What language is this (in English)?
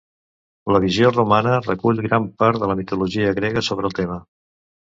Catalan